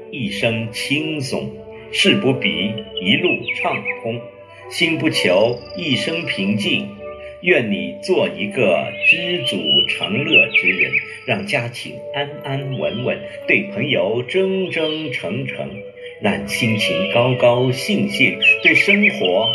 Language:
Chinese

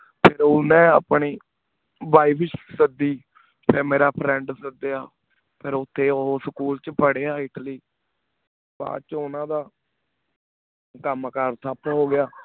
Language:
Punjabi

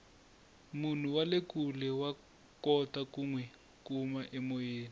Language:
Tsonga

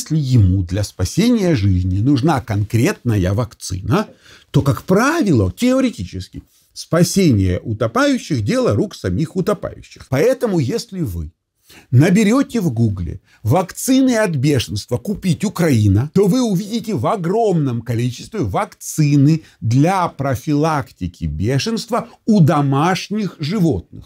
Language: Russian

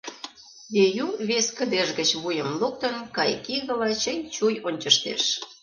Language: Mari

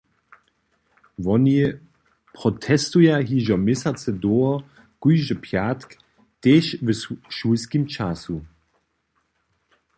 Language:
Upper Sorbian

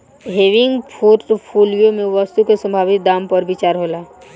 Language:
Bhojpuri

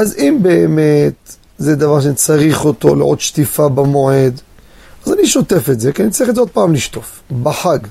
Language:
Hebrew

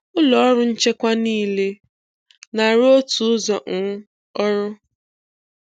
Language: Igbo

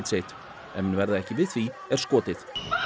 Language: Icelandic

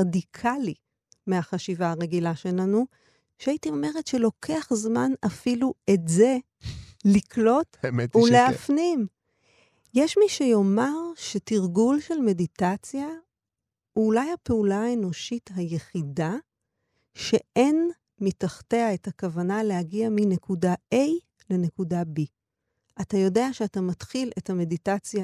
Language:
Hebrew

